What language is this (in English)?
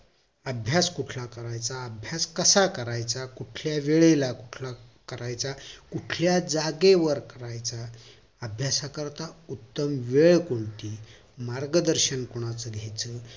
Marathi